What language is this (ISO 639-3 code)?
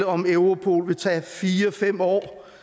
dan